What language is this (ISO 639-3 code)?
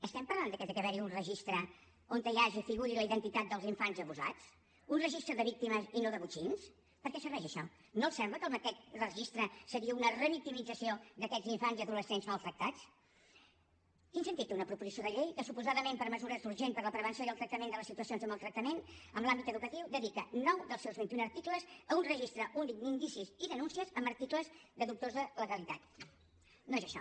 cat